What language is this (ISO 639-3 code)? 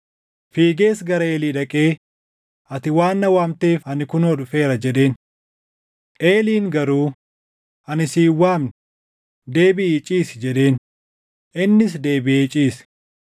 orm